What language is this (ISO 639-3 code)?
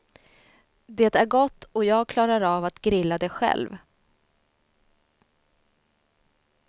swe